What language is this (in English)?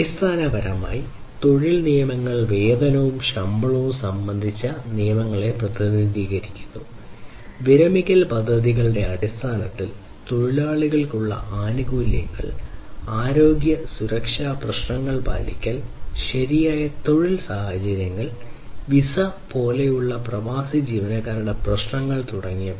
Malayalam